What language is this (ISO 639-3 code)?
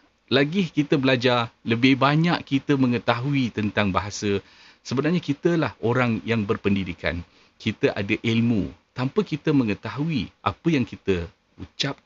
msa